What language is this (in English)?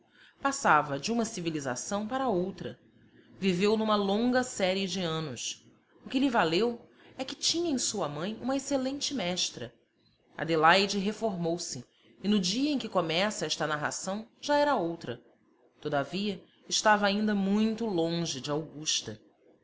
Portuguese